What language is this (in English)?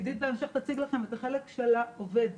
Hebrew